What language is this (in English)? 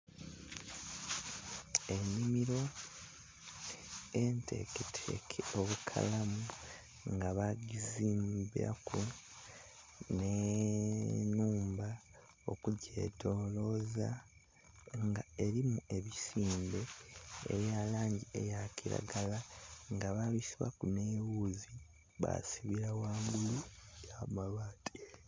Soga